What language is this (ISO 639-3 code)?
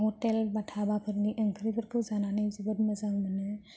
brx